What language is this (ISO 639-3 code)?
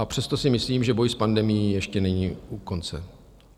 ces